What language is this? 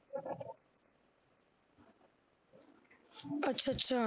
Punjabi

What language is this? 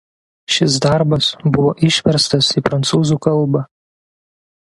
Lithuanian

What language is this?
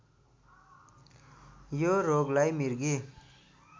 Nepali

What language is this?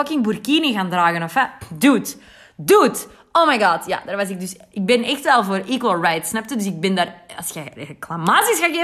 Dutch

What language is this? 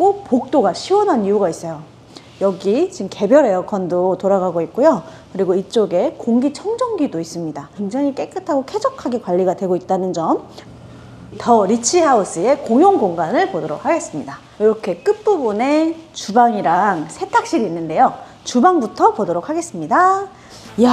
Korean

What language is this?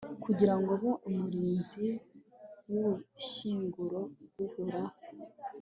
Kinyarwanda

